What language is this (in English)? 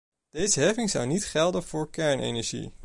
Dutch